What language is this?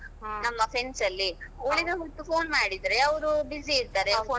Kannada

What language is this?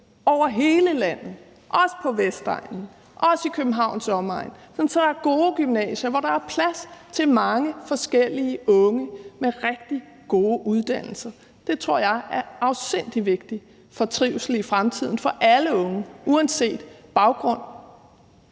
Danish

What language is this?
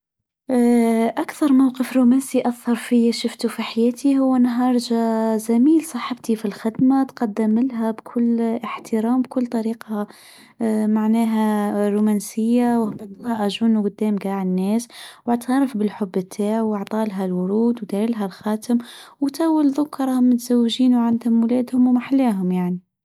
Tunisian Arabic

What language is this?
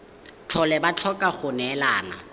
Tswana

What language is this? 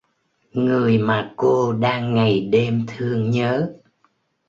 Vietnamese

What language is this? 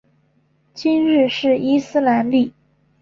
Chinese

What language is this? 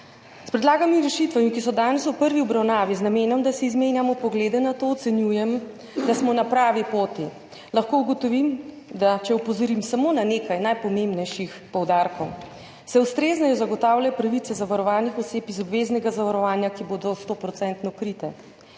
Slovenian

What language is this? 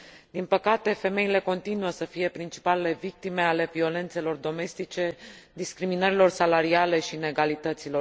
Romanian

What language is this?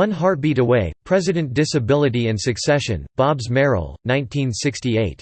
English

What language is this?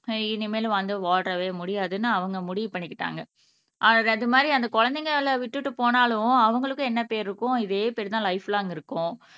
Tamil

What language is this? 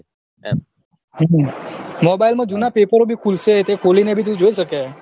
Gujarati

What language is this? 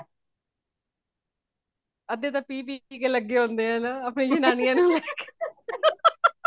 Punjabi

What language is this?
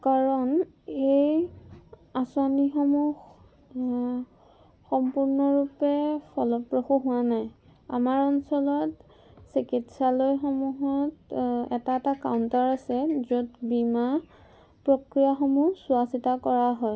Assamese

